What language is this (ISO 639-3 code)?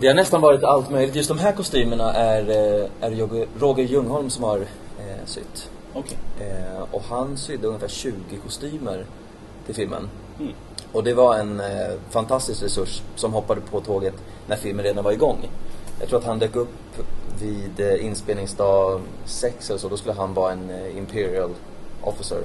swe